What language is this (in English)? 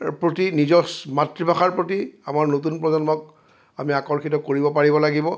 Assamese